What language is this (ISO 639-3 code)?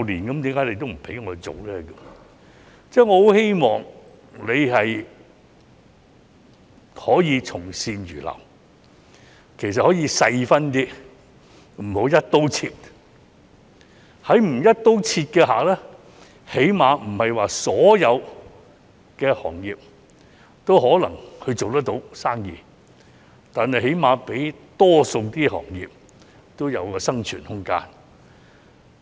yue